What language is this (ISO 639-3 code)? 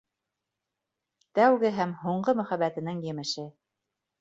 bak